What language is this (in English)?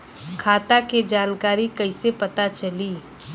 Bhojpuri